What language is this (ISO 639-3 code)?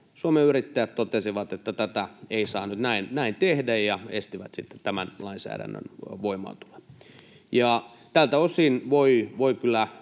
fin